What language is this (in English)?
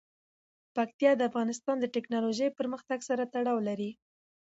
Pashto